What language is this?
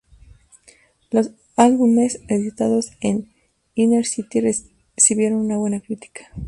Spanish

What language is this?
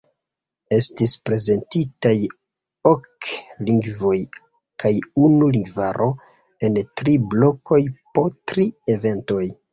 Esperanto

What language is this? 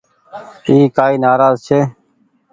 Goaria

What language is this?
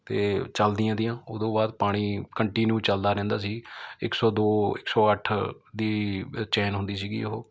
Punjabi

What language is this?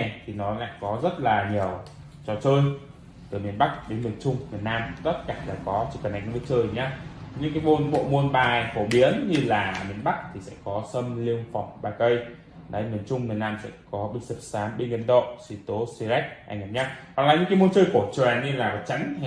Vietnamese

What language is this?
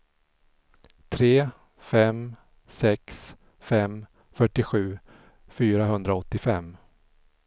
Swedish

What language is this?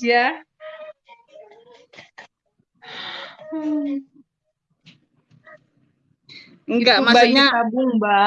Indonesian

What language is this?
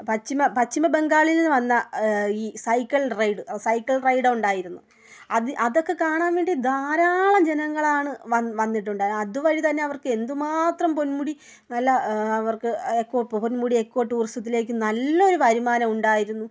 Malayalam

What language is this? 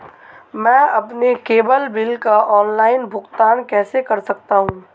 Hindi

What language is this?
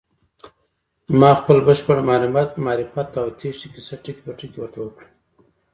Pashto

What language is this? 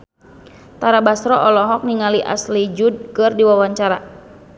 Sundanese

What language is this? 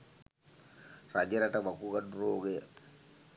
Sinhala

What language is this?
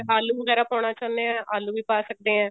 Punjabi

